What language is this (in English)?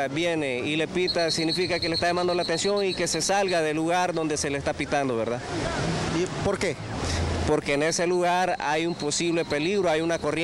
Spanish